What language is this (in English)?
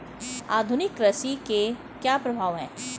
Hindi